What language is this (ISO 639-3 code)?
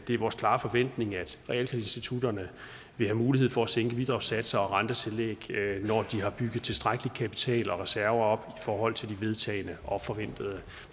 dan